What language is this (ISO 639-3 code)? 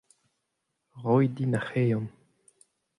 bre